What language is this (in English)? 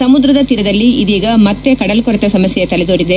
Kannada